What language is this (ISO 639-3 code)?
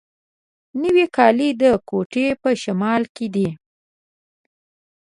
pus